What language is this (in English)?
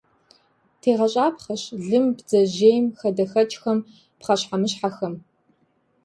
Kabardian